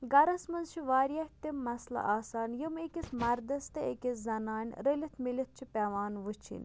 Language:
Kashmiri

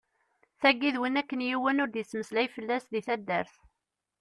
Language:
Kabyle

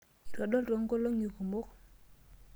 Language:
Masai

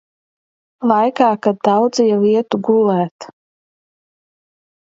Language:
Latvian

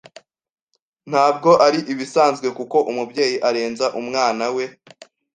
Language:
Kinyarwanda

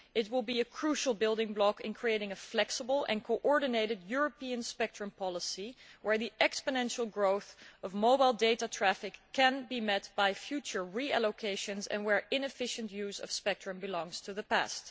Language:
English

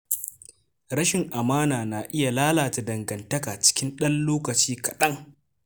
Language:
Hausa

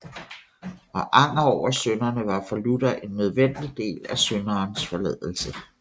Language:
Danish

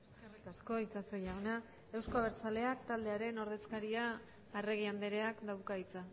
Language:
Basque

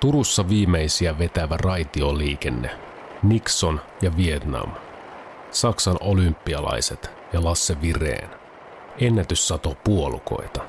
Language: Finnish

